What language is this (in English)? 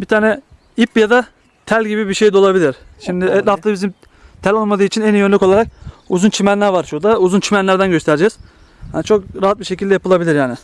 Turkish